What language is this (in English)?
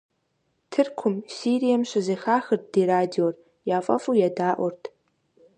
Kabardian